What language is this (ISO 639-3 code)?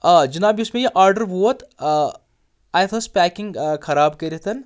kas